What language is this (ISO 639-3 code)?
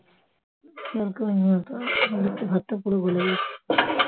ben